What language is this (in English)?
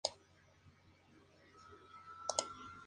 Spanish